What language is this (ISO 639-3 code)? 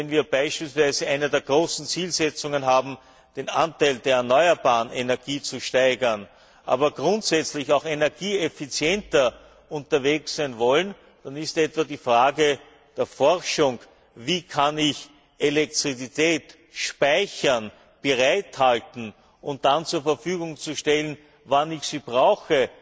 deu